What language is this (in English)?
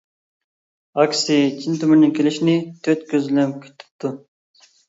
Uyghur